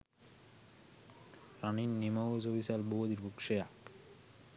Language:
Sinhala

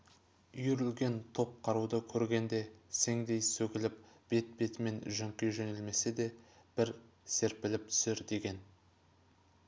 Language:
Kazakh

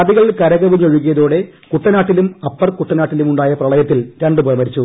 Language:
Malayalam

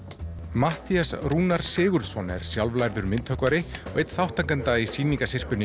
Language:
Icelandic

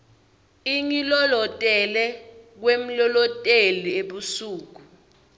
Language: Swati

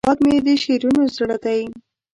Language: Pashto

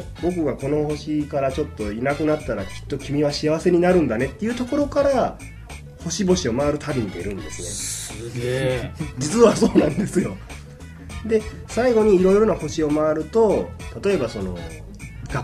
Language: Japanese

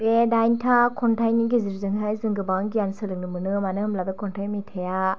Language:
Bodo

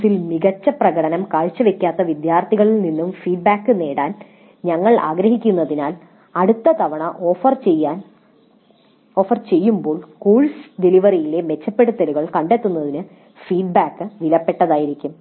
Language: Malayalam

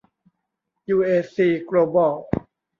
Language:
Thai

